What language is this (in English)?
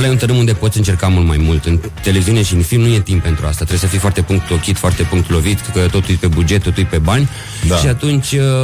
Romanian